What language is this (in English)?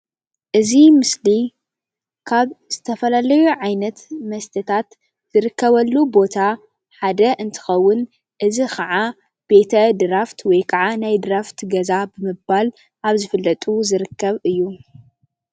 Tigrinya